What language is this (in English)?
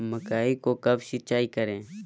Magahi